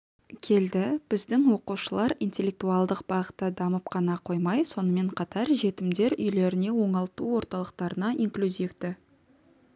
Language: Kazakh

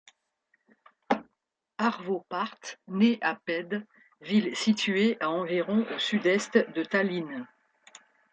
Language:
French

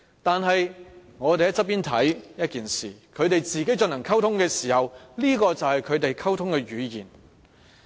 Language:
Cantonese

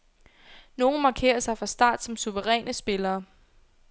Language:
Danish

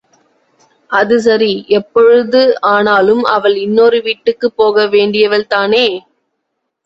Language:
Tamil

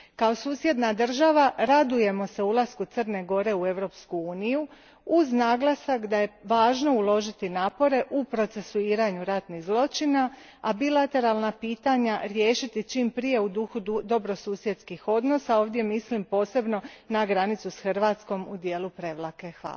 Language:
Croatian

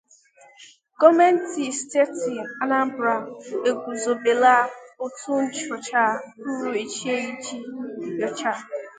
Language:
Igbo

